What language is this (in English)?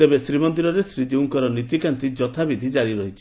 Odia